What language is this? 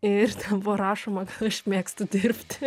Lithuanian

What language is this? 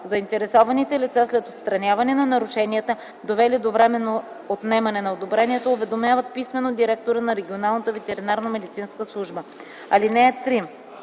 Bulgarian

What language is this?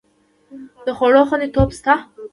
Pashto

